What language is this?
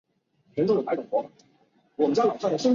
Chinese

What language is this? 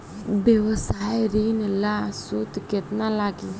Bhojpuri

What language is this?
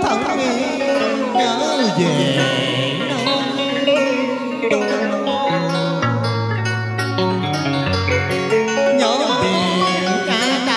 Thai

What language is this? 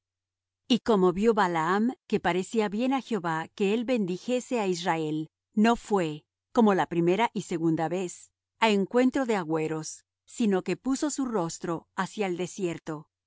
Spanish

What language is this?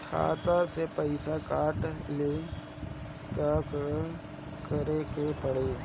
Bhojpuri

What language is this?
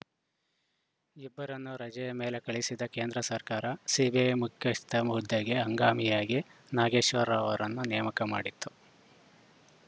Kannada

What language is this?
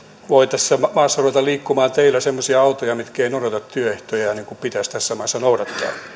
Finnish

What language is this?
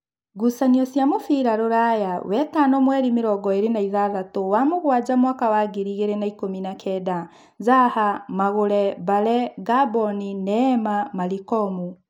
Kikuyu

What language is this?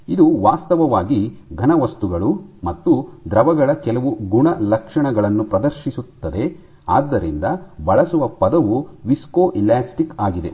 Kannada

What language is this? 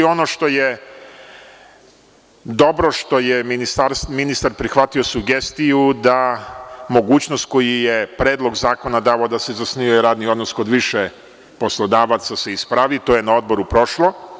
Serbian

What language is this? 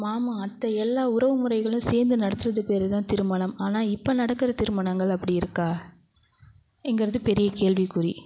Tamil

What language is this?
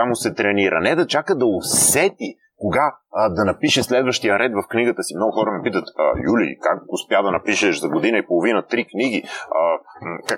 Bulgarian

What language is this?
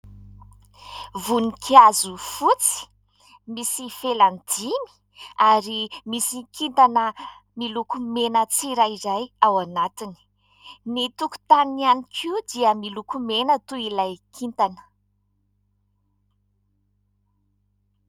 Malagasy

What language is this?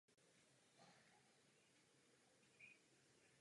Czech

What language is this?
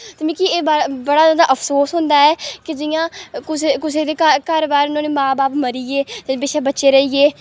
Dogri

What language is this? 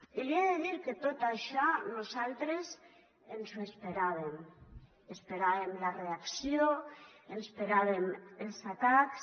Catalan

